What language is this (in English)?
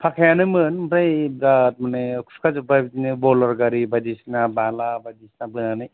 Bodo